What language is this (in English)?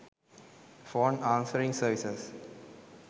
Sinhala